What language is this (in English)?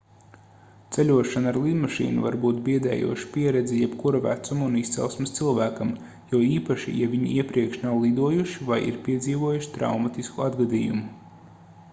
Latvian